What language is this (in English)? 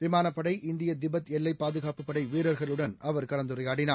Tamil